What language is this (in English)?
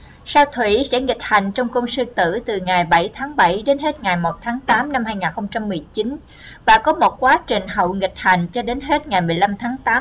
Vietnamese